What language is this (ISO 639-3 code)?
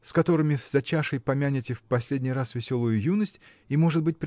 rus